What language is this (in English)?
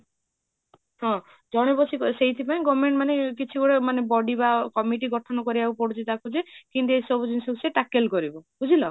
Odia